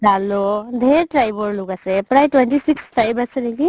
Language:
Assamese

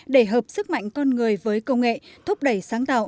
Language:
Vietnamese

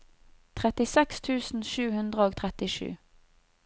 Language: Norwegian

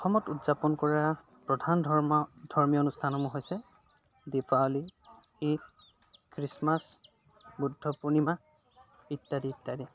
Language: Assamese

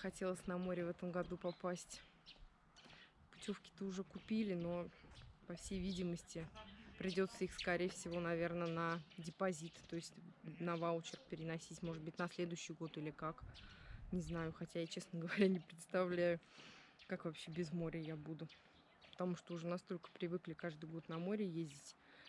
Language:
Russian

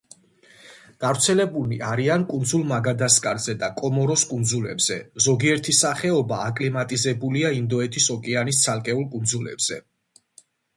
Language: Georgian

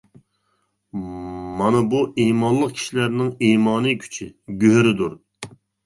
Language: Uyghur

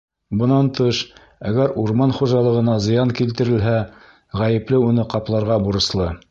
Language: Bashkir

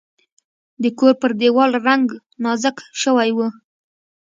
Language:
Pashto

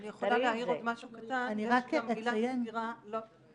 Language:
Hebrew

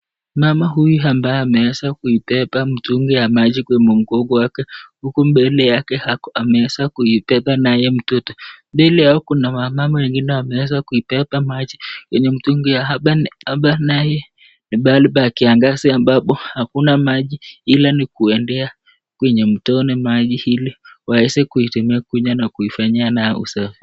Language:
Swahili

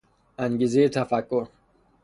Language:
Persian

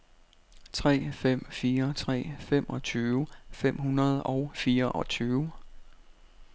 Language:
Danish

